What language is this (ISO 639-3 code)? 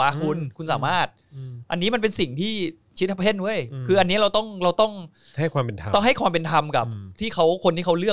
tha